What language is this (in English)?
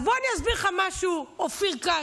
Hebrew